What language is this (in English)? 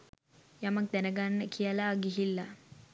Sinhala